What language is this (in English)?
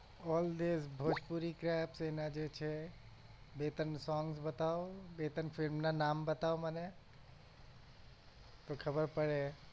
Gujarati